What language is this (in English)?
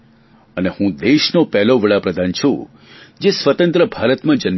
Gujarati